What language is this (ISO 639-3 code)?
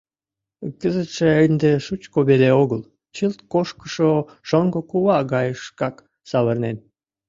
chm